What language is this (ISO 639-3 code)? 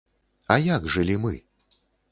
bel